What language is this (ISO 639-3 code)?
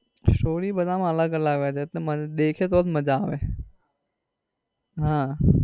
guj